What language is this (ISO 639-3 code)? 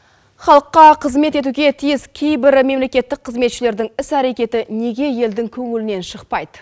kaz